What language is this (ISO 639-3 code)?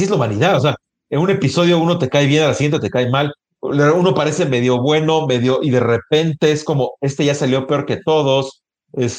spa